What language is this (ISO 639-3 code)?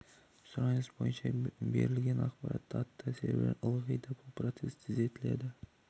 kaz